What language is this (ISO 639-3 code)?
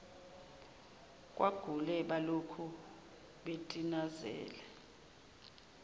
zul